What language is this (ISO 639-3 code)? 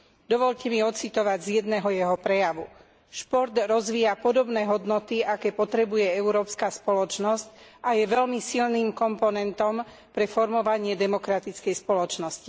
slk